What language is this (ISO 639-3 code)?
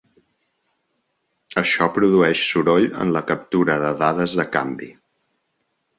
cat